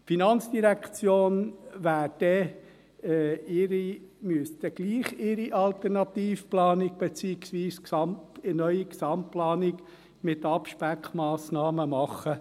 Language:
Swiss German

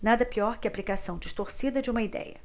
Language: Portuguese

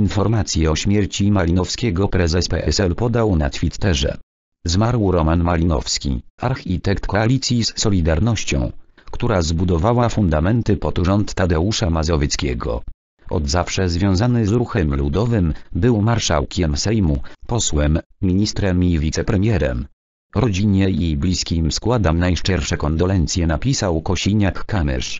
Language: Polish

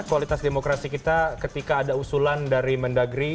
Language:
Indonesian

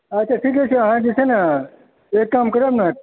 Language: Maithili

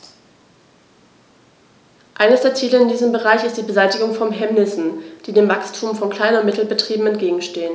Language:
German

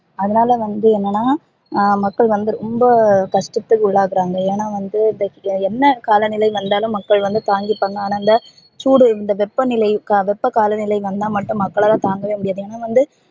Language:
Tamil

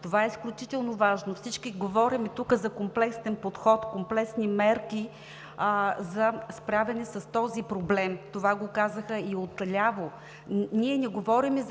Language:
Bulgarian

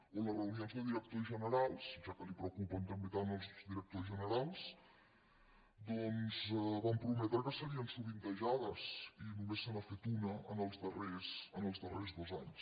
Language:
Catalan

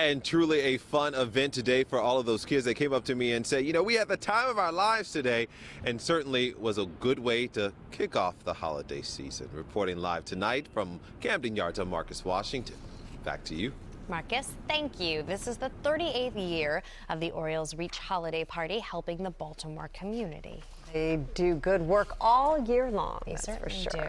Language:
English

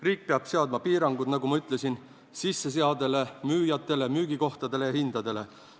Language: Estonian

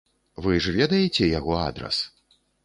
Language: Belarusian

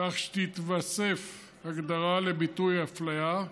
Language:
Hebrew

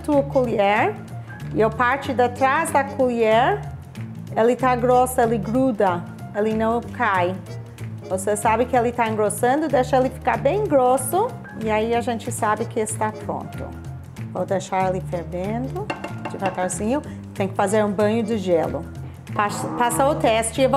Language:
Portuguese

